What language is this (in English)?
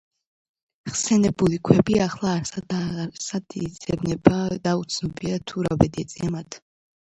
Georgian